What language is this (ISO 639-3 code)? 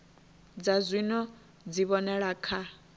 ven